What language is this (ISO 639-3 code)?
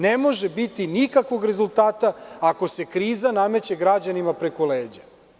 srp